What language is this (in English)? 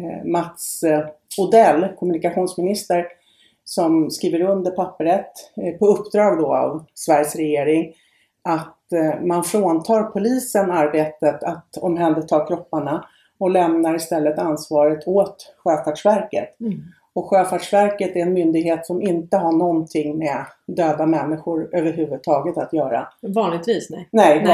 Swedish